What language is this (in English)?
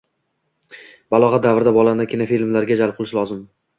Uzbek